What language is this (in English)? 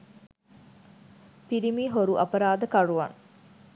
Sinhala